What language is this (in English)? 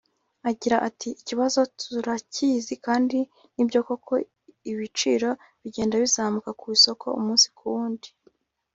Kinyarwanda